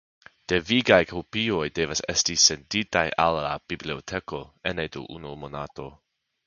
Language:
Esperanto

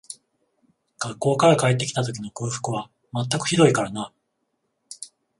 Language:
Japanese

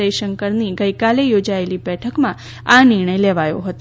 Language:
Gujarati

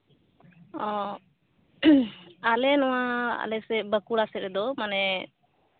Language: Santali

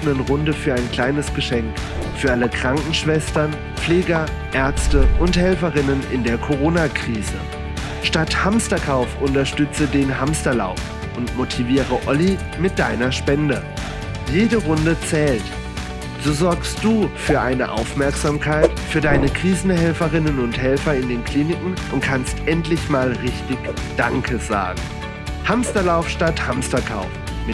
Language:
German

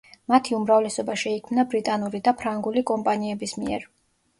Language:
Georgian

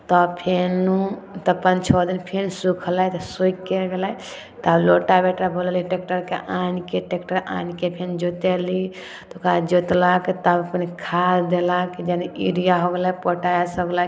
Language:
Maithili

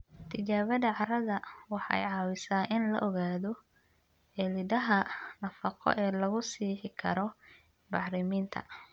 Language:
Somali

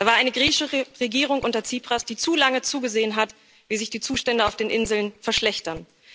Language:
German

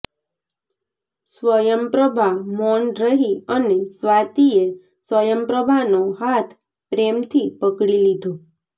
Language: Gujarati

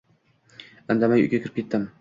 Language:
Uzbek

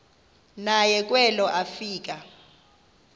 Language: Xhosa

